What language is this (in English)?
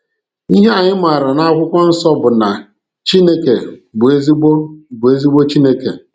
Igbo